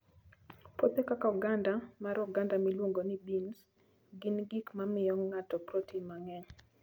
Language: Luo (Kenya and Tanzania)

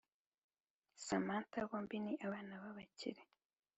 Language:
Kinyarwanda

